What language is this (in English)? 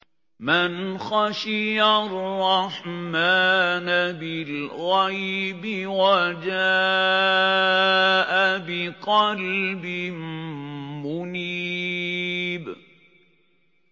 Arabic